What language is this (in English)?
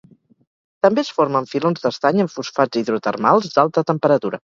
Catalan